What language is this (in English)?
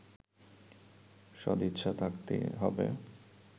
Bangla